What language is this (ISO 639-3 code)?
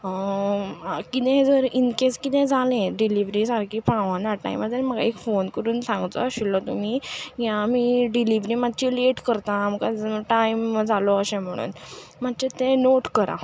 kok